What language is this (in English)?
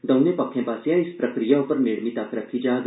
Dogri